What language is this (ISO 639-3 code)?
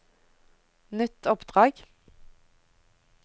nor